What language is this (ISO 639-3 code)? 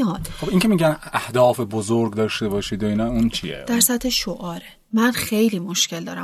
fas